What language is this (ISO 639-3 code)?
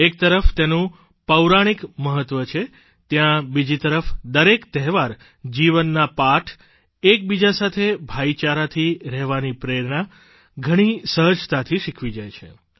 guj